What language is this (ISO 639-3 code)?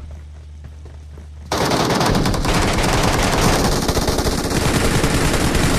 ara